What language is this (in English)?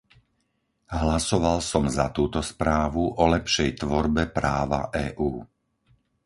Slovak